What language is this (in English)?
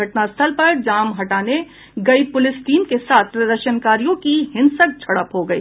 Hindi